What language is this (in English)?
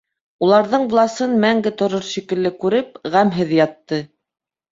Bashkir